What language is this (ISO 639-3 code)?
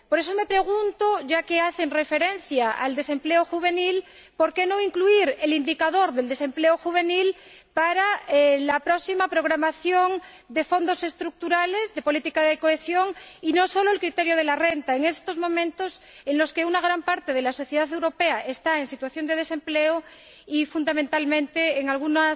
spa